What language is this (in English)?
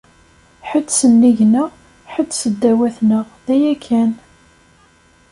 Kabyle